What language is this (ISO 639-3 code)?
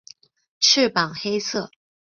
zho